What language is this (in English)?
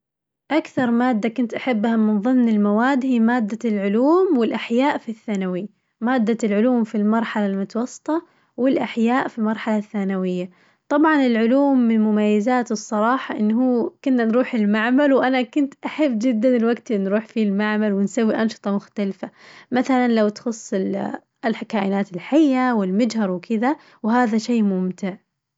Najdi Arabic